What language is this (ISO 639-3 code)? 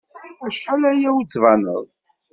kab